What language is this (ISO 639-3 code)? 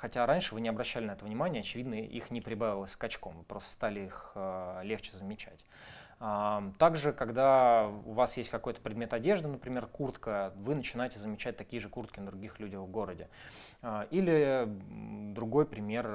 rus